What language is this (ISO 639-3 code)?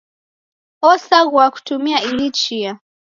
dav